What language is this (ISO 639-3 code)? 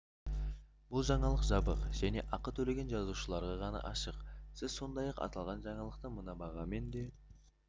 kaz